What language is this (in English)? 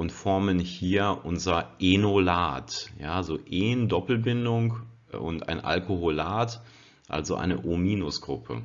German